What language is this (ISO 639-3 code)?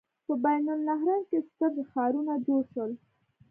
pus